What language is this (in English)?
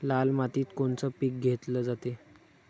Marathi